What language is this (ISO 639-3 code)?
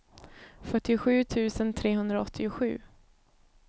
swe